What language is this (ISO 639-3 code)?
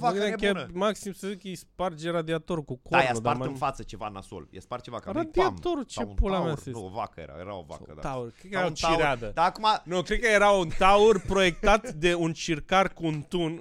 ron